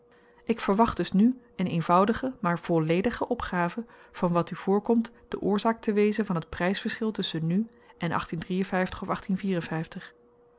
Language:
Dutch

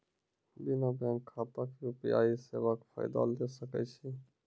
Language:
Maithili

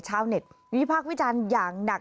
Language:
Thai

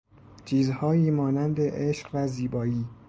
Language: Persian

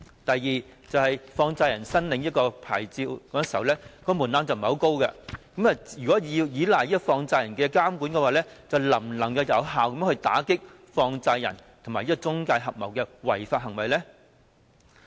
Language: Cantonese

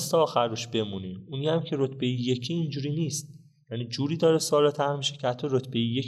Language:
Persian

